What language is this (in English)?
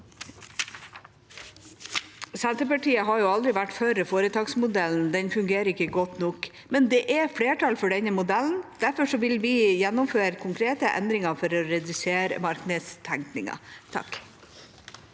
Norwegian